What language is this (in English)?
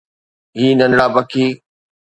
Sindhi